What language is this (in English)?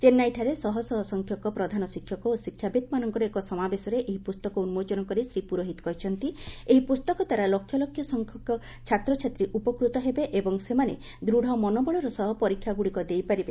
Odia